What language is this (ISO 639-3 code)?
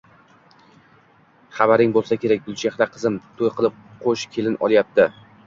uzb